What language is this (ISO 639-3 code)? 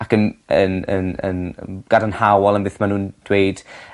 cym